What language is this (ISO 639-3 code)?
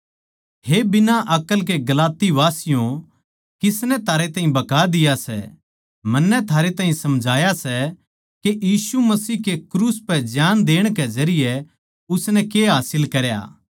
bgc